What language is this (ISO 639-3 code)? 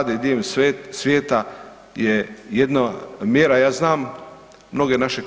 hrv